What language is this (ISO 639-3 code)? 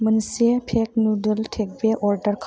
brx